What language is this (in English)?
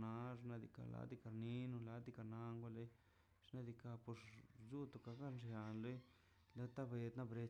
Mazaltepec Zapotec